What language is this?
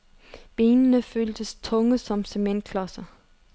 Danish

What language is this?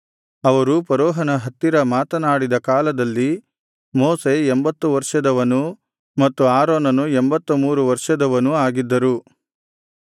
Kannada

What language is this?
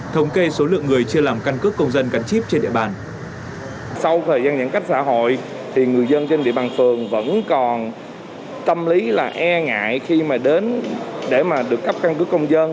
Vietnamese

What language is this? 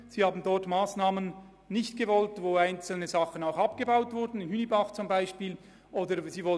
Swiss German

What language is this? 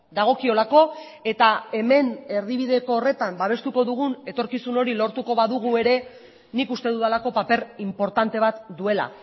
Basque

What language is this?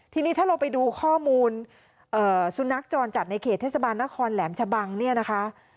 Thai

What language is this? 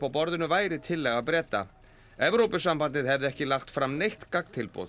Icelandic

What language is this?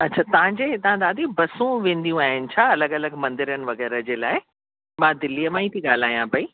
Sindhi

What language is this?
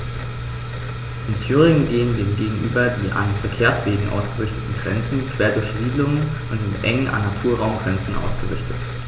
German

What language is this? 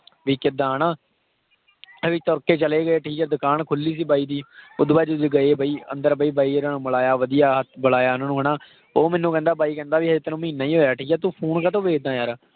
Punjabi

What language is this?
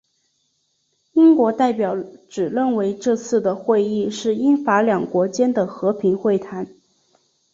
Chinese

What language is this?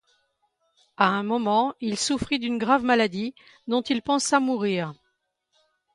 French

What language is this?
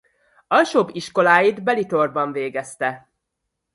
Hungarian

